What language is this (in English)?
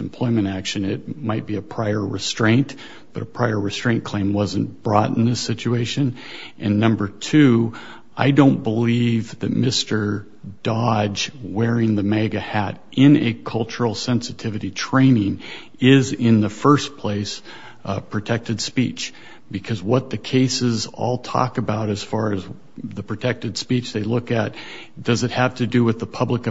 English